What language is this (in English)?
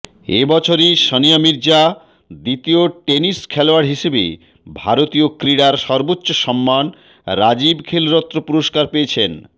Bangla